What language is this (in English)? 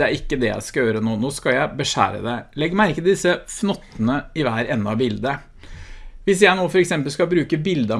Norwegian